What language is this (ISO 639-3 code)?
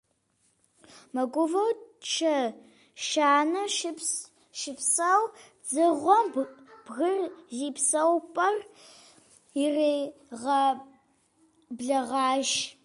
kbd